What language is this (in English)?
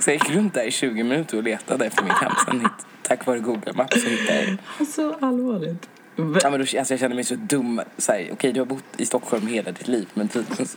Swedish